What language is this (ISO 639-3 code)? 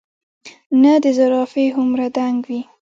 pus